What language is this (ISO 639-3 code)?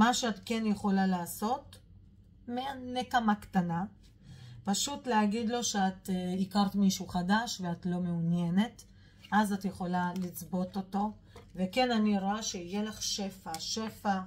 heb